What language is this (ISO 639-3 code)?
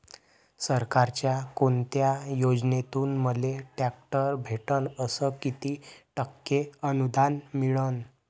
mar